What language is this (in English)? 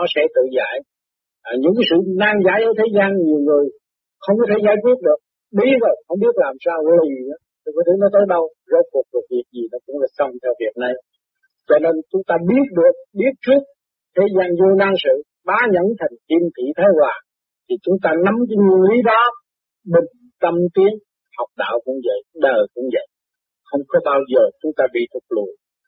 Vietnamese